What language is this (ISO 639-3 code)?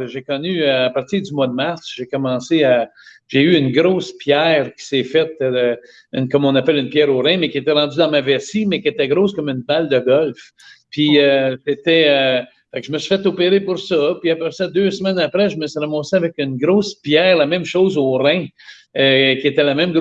fra